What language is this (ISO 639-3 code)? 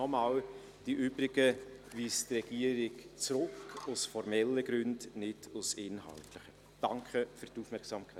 gsw